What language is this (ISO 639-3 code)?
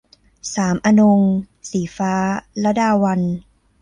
tha